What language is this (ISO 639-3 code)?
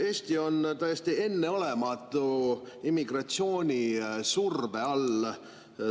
est